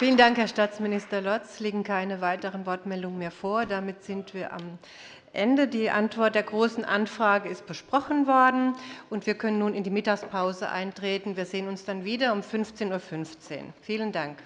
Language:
German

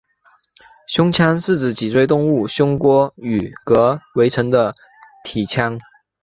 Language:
Chinese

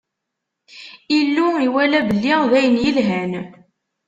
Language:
Kabyle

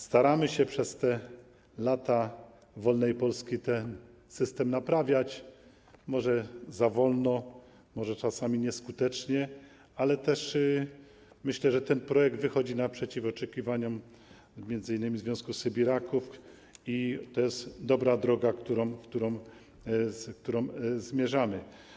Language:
Polish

